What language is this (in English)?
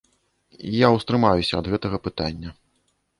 Belarusian